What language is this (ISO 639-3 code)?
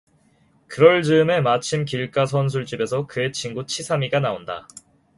kor